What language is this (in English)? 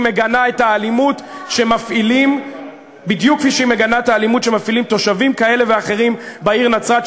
Hebrew